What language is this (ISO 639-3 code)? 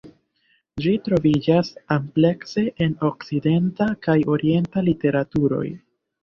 epo